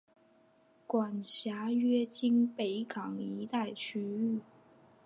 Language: Chinese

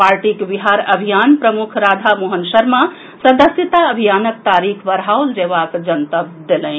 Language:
Maithili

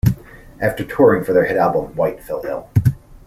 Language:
English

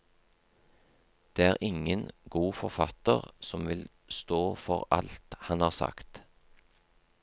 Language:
Norwegian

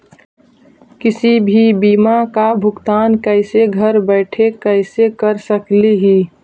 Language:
Magahi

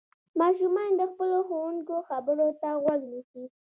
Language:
Pashto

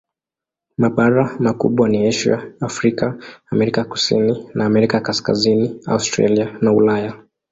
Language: Swahili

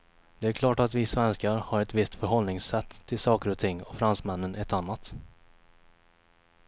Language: Swedish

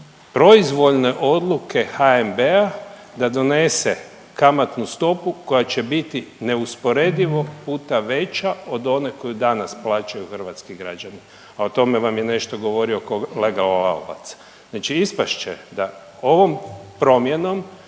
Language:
Croatian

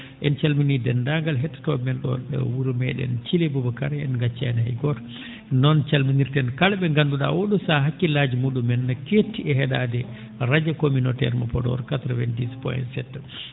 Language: Fula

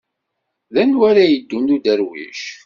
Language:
Kabyle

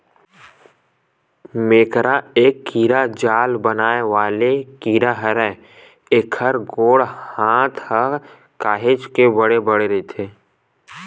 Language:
Chhattisgarhi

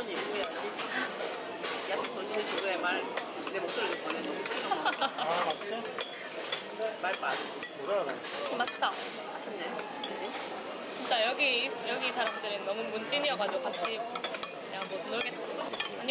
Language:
Korean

